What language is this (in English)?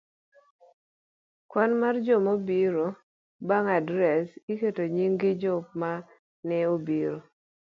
Luo (Kenya and Tanzania)